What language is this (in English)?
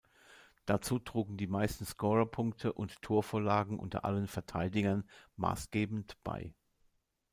German